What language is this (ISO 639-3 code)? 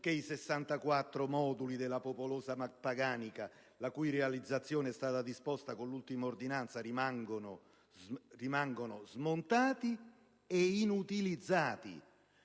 ita